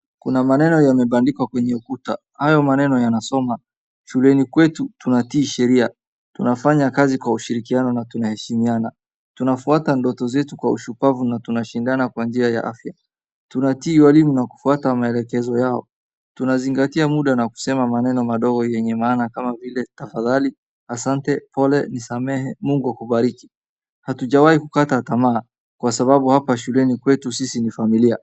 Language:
Swahili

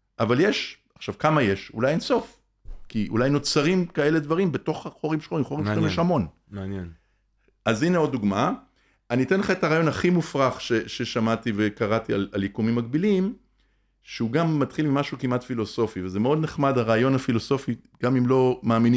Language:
Hebrew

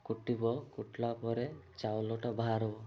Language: Odia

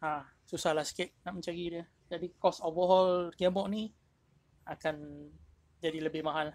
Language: Malay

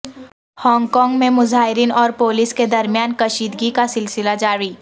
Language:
Urdu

